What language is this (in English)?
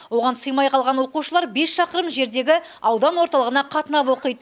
Kazakh